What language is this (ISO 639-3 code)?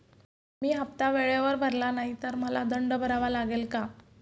mar